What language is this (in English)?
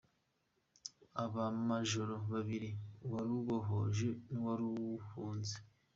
Kinyarwanda